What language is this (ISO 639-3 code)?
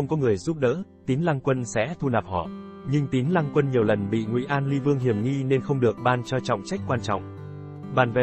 vie